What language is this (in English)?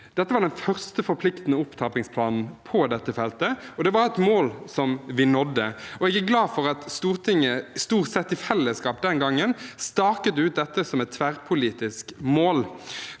Norwegian